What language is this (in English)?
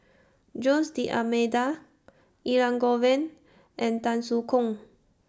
English